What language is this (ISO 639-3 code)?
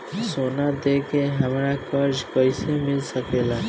bho